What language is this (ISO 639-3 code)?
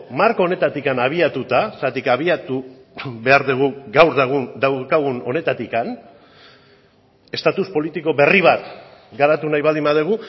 eus